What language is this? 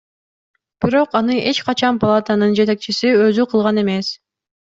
Kyrgyz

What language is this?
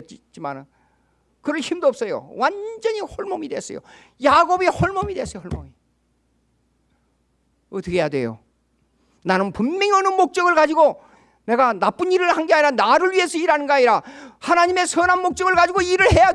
Korean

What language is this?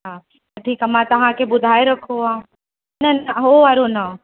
Sindhi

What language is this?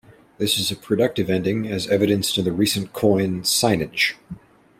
English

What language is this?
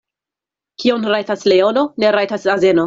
Esperanto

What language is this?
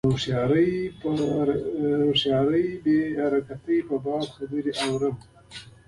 Pashto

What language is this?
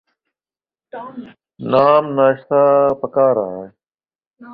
Urdu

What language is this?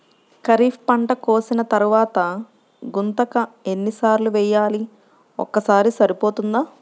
Telugu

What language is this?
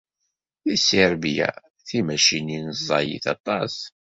Kabyle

